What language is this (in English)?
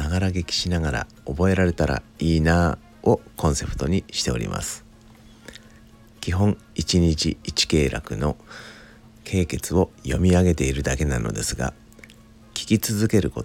Japanese